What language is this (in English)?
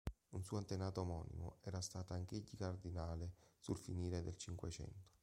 Italian